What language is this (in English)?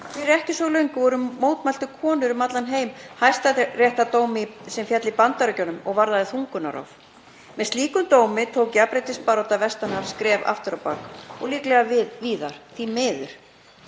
Icelandic